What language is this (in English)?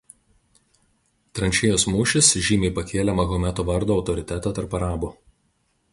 Lithuanian